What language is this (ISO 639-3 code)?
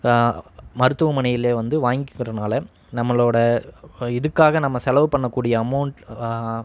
tam